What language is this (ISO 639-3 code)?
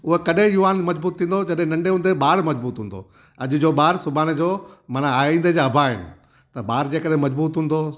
snd